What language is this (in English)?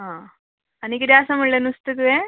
Konkani